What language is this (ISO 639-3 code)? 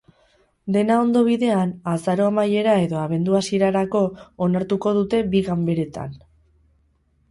eus